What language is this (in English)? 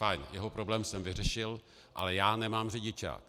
Czech